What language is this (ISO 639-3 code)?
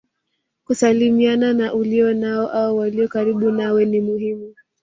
swa